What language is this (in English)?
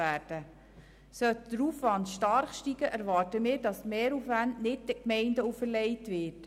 Swiss German